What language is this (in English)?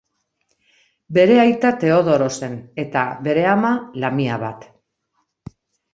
Basque